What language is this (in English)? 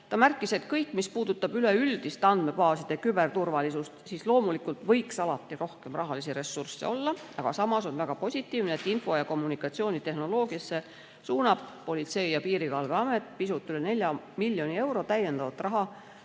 Estonian